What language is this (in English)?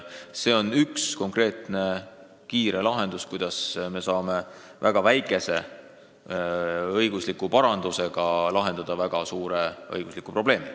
Estonian